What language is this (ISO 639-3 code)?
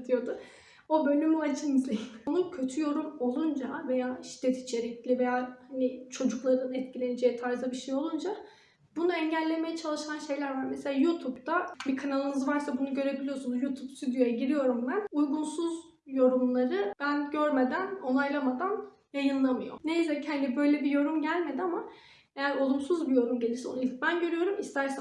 tur